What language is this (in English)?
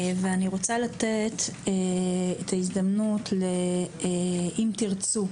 Hebrew